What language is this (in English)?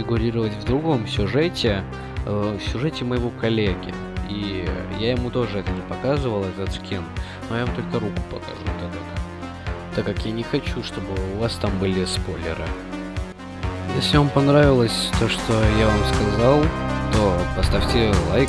Russian